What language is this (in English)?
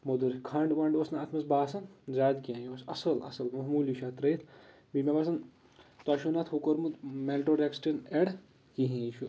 Kashmiri